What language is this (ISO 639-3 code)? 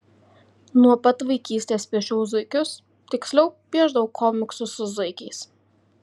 lit